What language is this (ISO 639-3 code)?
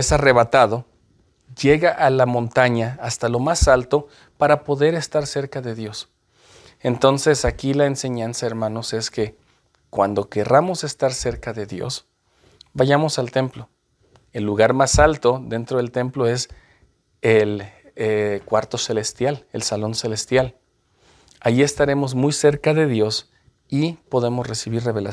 spa